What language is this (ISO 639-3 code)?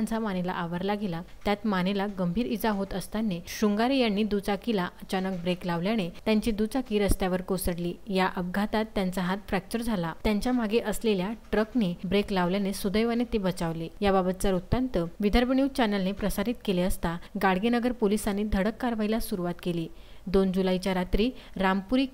mar